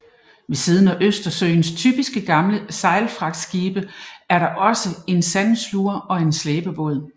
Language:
Danish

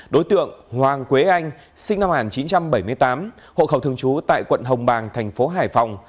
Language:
Vietnamese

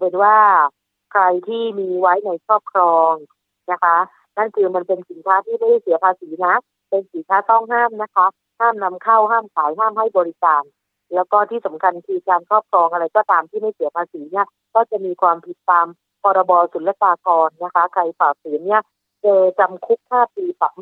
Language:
Thai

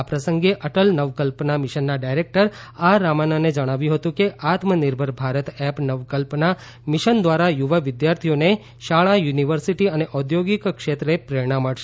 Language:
Gujarati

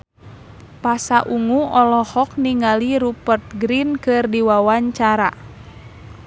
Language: Sundanese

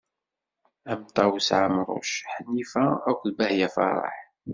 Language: Kabyle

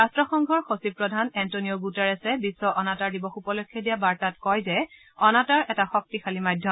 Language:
Assamese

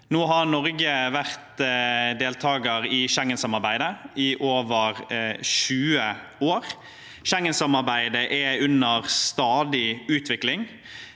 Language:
Norwegian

